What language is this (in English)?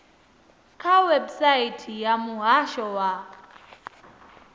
Venda